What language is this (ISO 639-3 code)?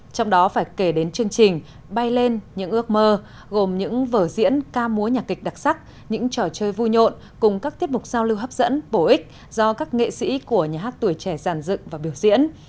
vie